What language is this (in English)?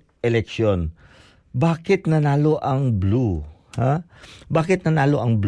Filipino